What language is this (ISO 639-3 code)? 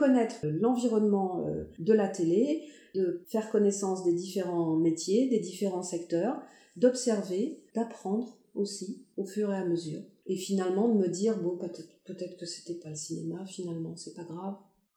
fra